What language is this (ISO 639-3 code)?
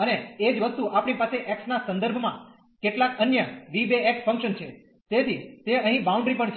guj